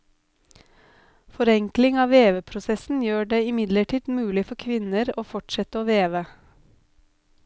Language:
Norwegian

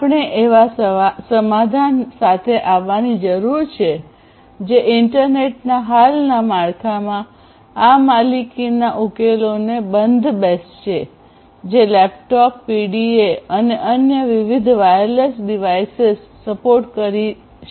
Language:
Gujarati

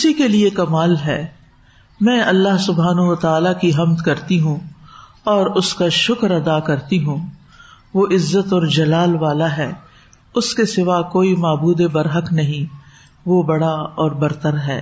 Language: Urdu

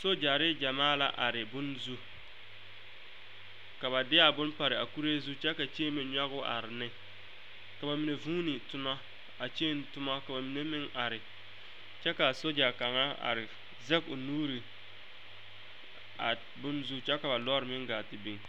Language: Southern Dagaare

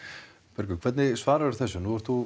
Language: Icelandic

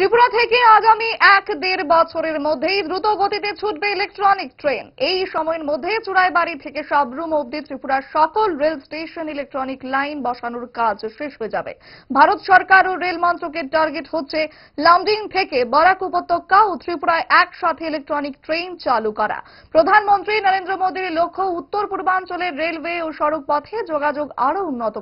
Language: Hindi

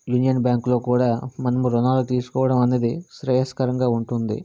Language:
Telugu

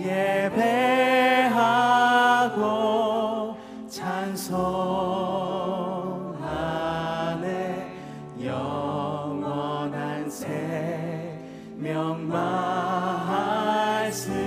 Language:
Korean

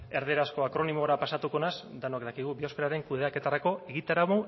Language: Basque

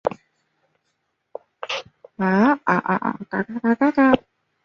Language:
Chinese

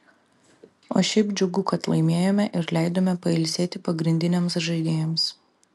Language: Lithuanian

